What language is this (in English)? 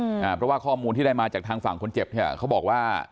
Thai